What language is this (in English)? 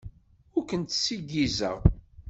Kabyle